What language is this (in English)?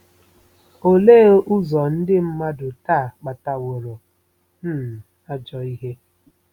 Igbo